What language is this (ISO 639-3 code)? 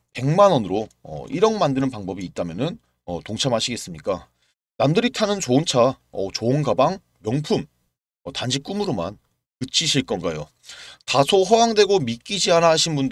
kor